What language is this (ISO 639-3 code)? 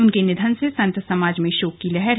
hin